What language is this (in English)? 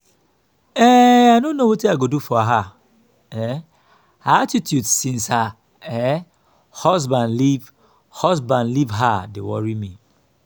Nigerian Pidgin